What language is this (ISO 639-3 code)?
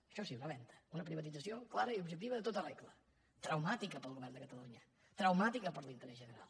cat